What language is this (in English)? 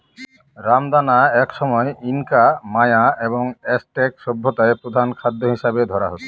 Bangla